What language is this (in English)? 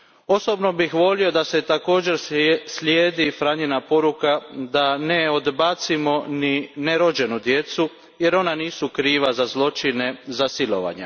Croatian